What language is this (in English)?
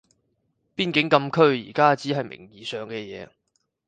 Cantonese